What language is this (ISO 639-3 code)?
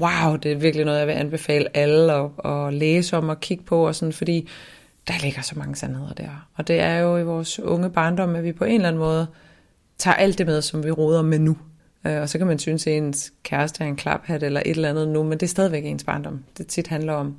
dan